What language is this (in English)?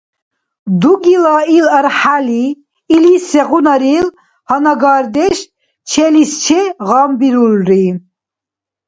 Dargwa